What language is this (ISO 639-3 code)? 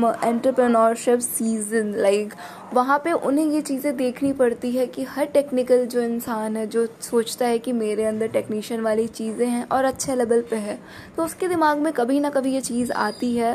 hin